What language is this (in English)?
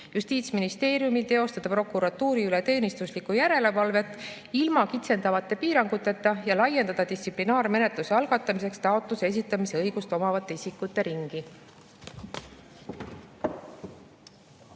Estonian